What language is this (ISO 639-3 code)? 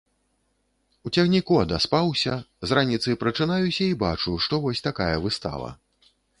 bel